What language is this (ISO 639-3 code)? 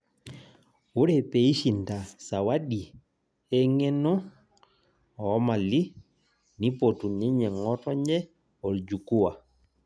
mas